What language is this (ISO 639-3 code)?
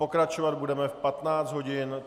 ces